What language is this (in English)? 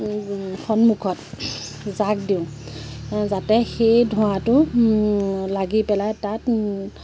Assamese